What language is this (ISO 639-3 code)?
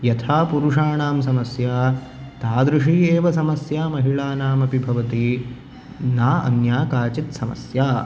san